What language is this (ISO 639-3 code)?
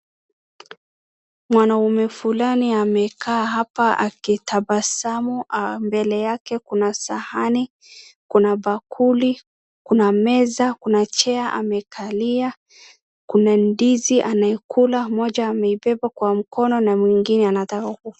swa